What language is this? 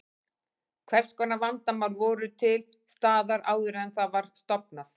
Icelandic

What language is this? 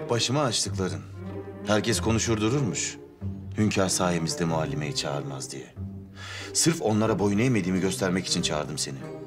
Turkish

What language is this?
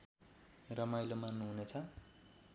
Nepali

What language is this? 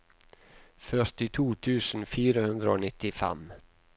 Norwegian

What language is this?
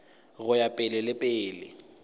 Northern Sotho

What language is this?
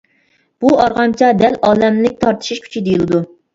Uyghur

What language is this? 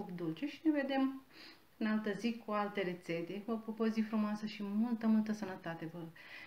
Romanian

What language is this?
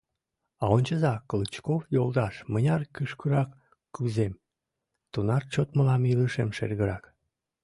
Mari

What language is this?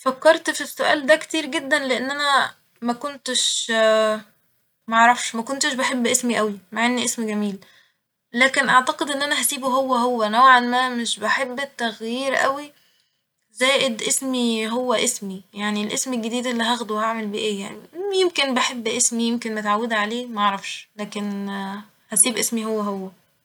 Egyptian Arabic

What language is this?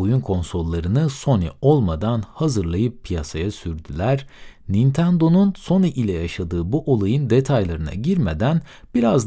Turkish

